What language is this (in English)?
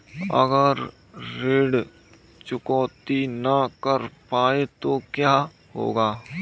Hindi